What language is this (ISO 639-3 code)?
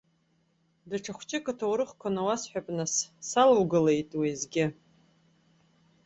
abk